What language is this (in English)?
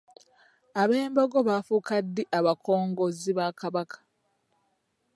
Ganda